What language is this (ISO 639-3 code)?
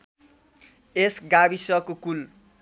nep